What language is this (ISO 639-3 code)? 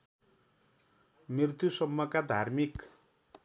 nep